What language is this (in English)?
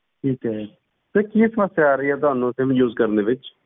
Punjabi